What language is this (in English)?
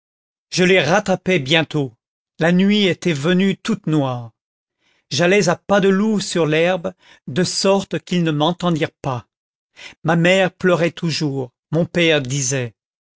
French